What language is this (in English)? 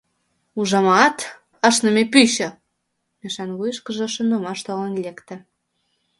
Mari